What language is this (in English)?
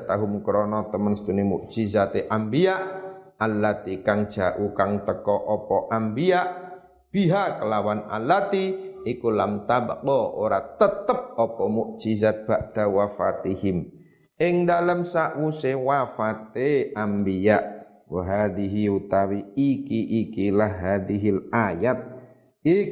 Indonesian